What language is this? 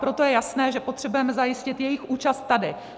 Czech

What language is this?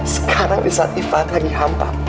Indonesian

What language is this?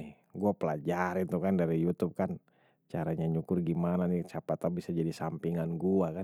Betawi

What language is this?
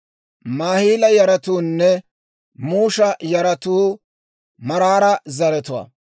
Dawro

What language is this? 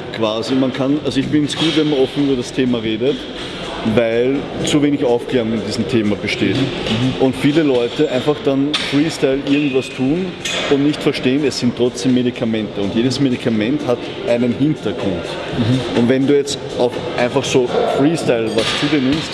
German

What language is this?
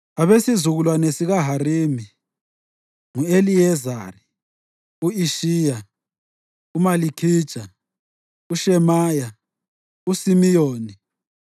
North Ndebele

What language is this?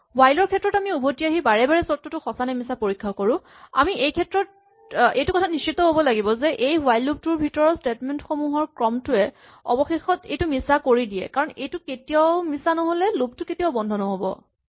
Assamese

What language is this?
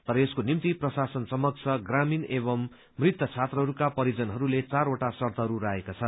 Nepali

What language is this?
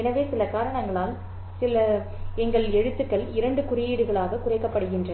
Tamil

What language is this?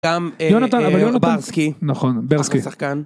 Hebrew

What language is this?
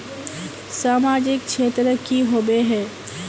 Magahi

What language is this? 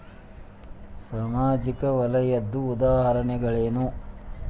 Kannada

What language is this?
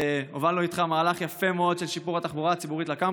Hebrew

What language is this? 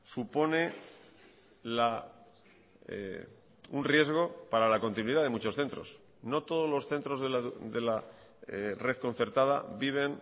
Spanish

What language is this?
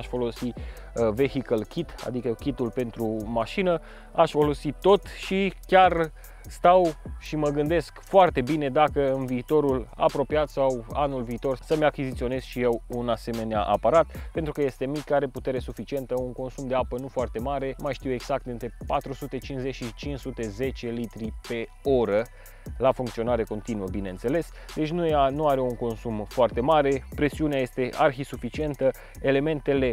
Romanian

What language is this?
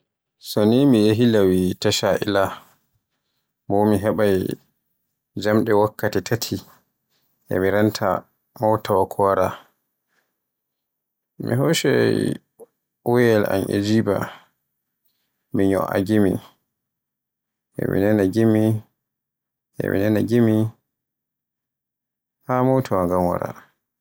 Borgu Fulfulde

